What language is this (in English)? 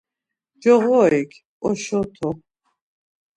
Laz